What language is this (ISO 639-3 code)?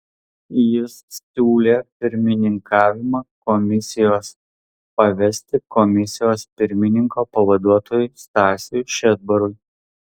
lit